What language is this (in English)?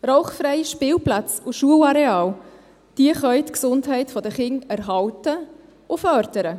Swiss German